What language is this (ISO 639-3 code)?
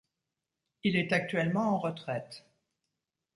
fra